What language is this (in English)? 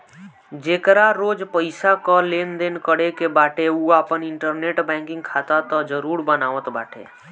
Bhojpuri